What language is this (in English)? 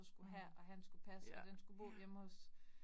Danish